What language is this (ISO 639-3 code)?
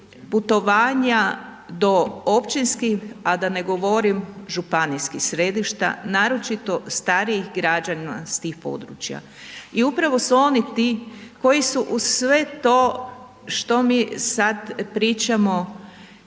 hrv